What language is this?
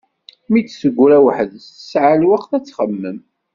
Kabyle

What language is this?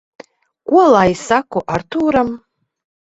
Latvian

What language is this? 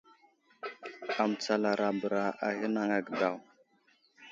Wuzlam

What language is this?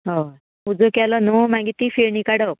Konkani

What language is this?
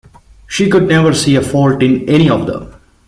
English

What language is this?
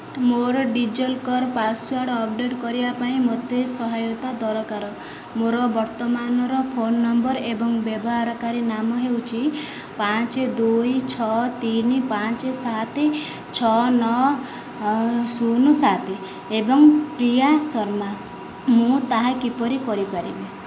Odia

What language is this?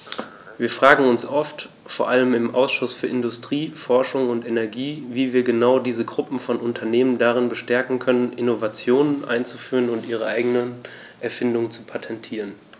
German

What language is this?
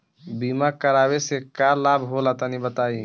Bhojpuri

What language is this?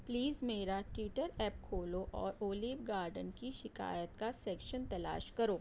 Urdu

